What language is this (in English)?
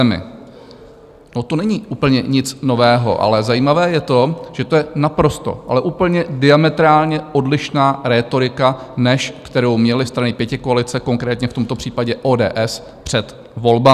Czech